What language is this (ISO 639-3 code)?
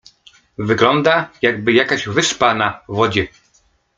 pol